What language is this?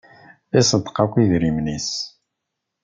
Kabyle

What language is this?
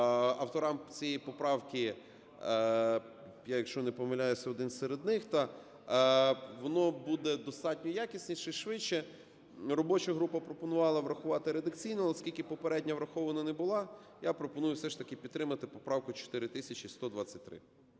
Ukrainian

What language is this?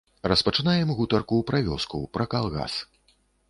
Belarusian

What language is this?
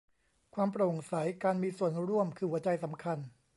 Thai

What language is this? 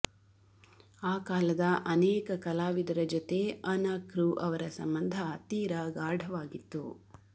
Kannada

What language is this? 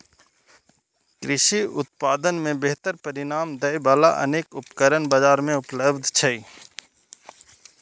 Maithili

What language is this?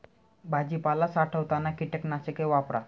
Marathi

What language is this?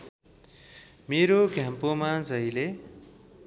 Nepali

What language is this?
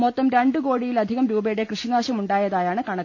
Malayalam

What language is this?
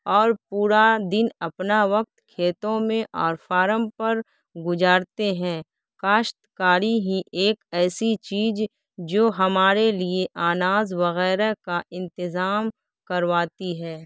Urdu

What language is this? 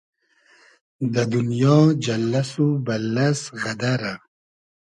Hazaragi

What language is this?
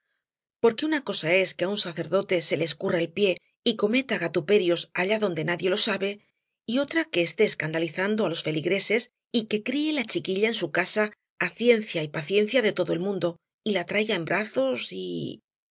Spanish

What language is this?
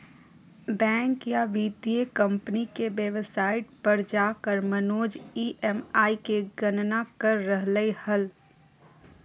Magahi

